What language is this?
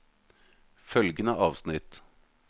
Norwegian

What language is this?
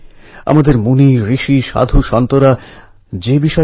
Bangla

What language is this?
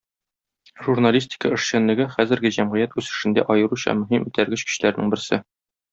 Tatar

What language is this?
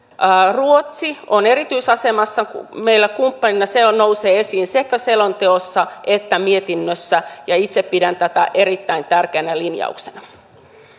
Finnish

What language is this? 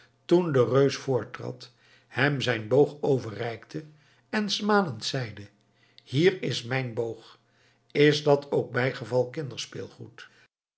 Dutch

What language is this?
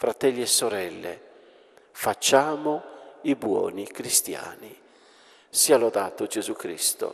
Italian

